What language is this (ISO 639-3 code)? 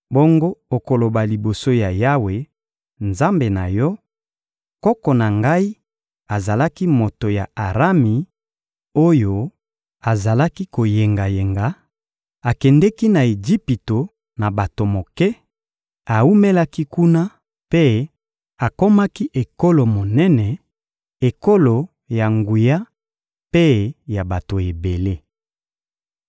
lin